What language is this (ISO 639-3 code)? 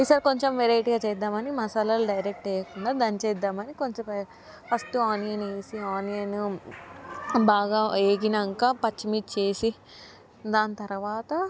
tel